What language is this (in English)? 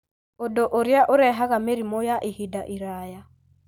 Kikuyu